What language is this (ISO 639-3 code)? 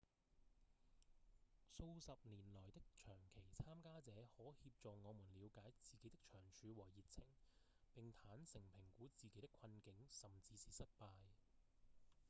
yue